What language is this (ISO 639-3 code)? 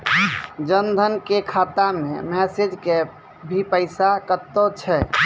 mai